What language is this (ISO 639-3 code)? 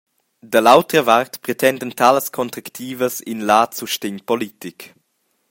roh